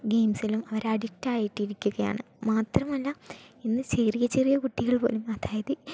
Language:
Malayalam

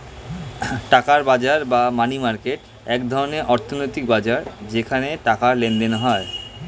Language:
Bangla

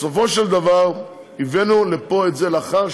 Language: Hebrew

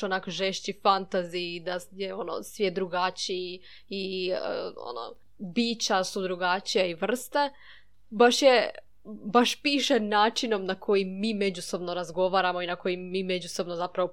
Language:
Croatian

